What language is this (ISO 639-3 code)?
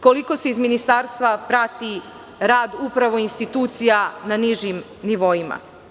srp